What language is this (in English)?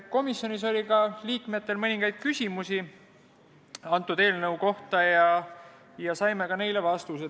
Estonian